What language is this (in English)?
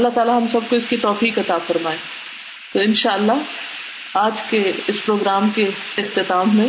Urdu